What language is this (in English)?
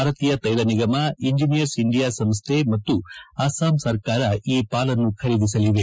Kannada